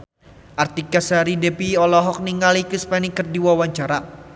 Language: Sundanese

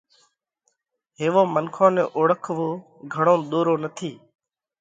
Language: Parkari Koli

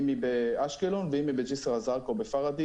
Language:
Hebrew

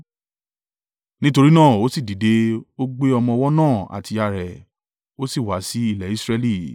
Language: Yoruba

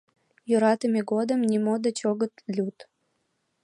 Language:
Mari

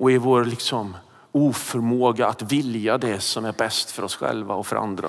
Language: Swedish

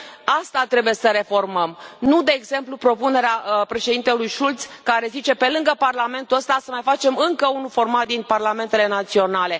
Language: Romanian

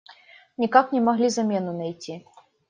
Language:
Russian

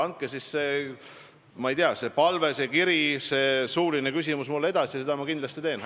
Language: Estonian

